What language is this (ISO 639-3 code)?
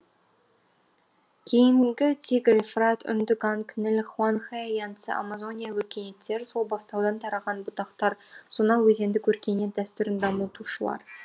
kaz